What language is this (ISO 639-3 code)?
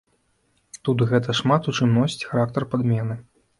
bel